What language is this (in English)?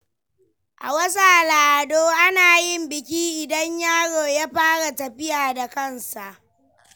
Hausa